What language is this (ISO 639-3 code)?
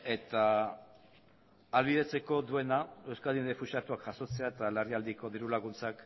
eus